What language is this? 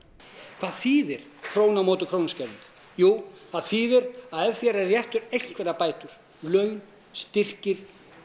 Icelandic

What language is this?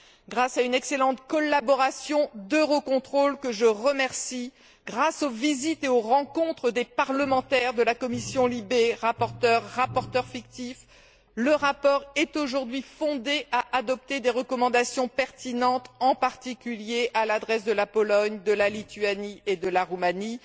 French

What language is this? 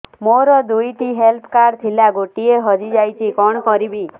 Odia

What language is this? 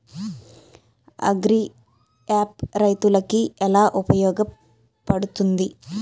Telugu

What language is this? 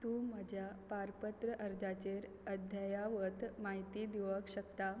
Konkani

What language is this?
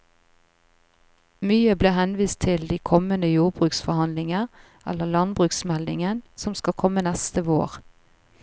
Norwegian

